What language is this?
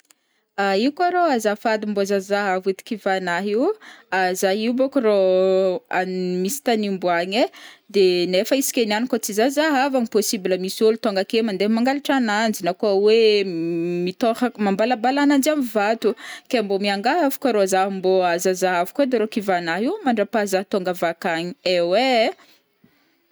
Northern Betsimisaraka Malagasy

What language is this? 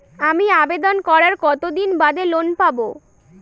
Bangla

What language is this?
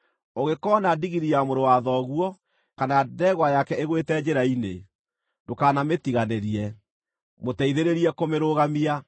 Kikuyu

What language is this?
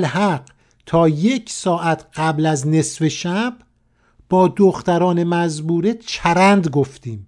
Persian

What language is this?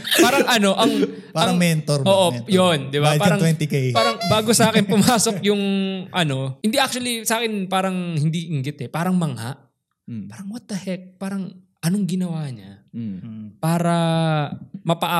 Filipino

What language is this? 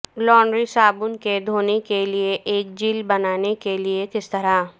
Urdu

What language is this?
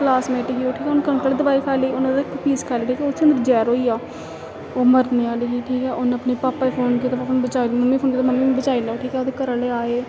Dogri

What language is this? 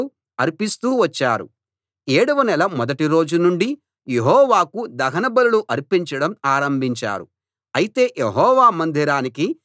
Telugu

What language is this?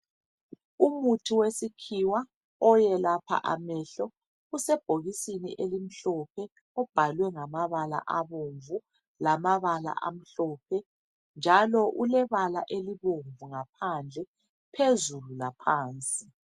North Ndebele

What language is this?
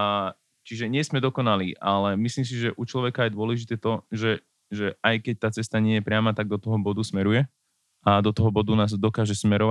Slovak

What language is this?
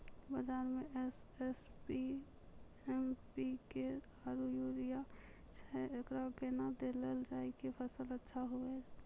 Maithili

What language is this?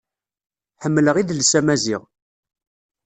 Kabyle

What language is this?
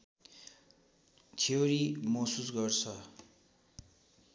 Nepali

